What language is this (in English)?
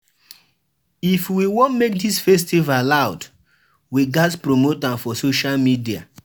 Nigerian Pidgin